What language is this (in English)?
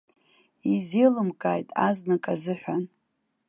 Abkhazian